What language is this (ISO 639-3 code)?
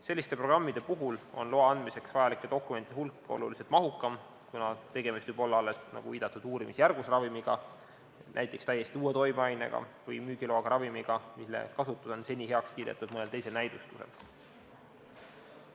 est